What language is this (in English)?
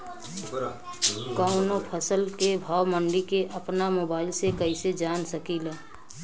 Bhojpuri